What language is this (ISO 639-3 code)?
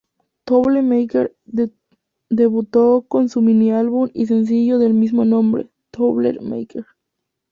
spa